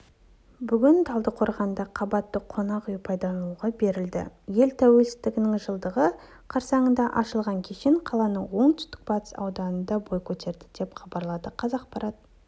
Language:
Kazakh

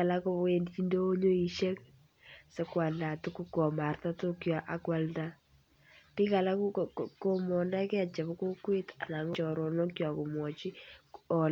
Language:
Kalenjin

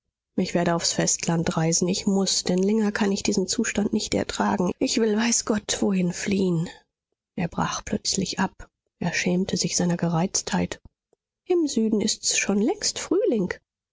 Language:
German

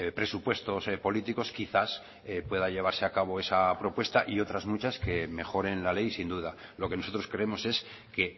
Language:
Spanish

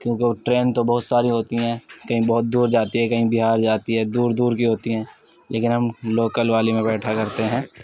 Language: Urdu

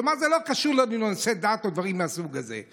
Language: Hebrew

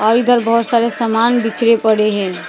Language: Hindi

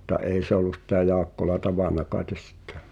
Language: Finnish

